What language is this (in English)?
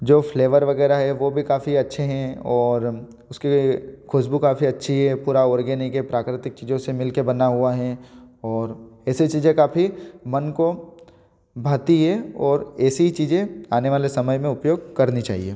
Hindi